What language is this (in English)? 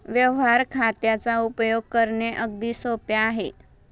Marathi